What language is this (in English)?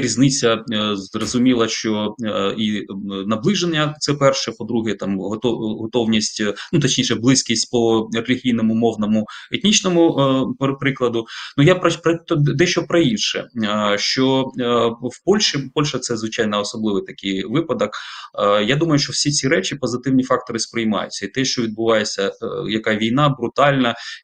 Ukrainian